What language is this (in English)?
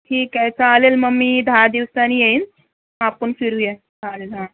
Marathi